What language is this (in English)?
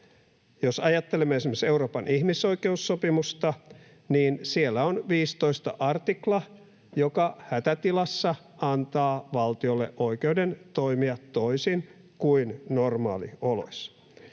Finnish